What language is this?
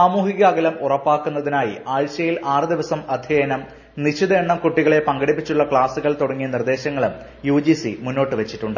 Malayalam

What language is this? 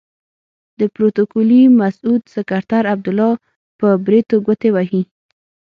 Pashto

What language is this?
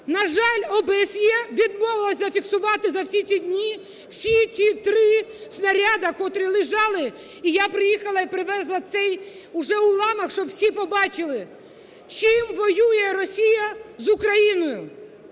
Ukrainian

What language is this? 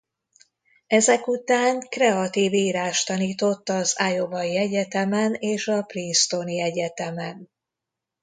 Hungarian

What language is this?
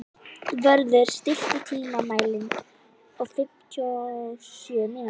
Icelandic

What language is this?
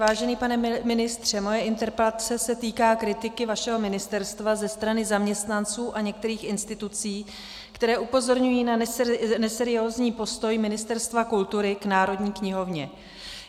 Czech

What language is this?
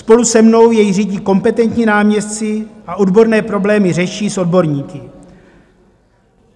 Czech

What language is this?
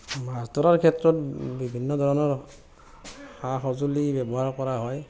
Assamese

